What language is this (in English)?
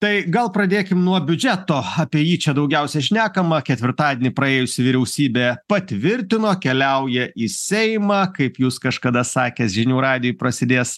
Lithuanian